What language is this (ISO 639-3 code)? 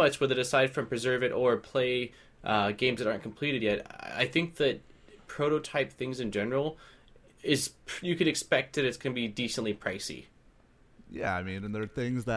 eng